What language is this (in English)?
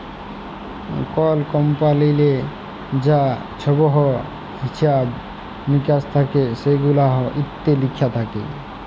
Bangla